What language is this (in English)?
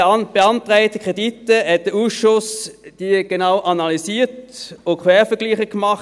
Swiss German